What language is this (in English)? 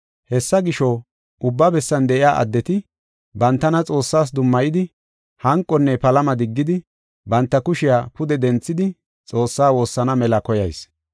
Gofa